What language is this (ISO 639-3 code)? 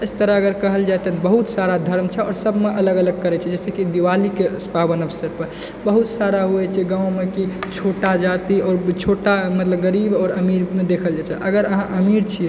mai